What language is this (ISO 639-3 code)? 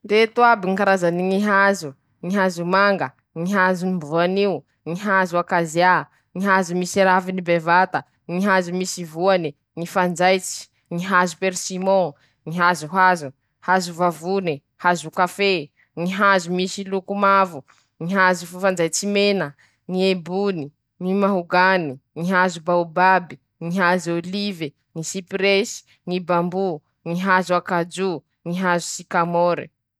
msh